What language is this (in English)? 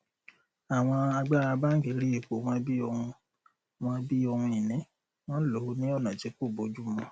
Yoruba